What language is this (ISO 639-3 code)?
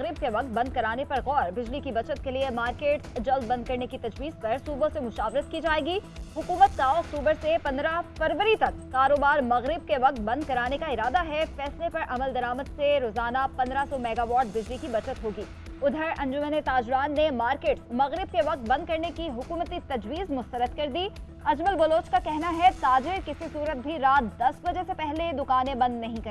hin